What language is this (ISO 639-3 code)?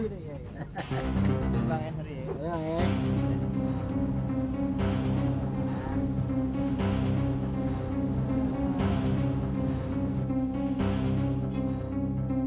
ind